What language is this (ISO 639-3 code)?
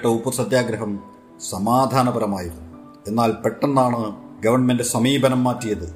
mal